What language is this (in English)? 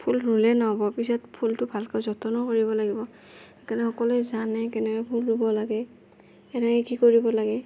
Assamese